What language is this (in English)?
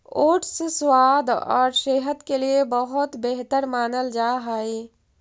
Magahi